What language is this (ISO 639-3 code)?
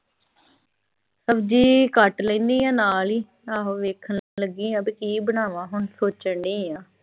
pan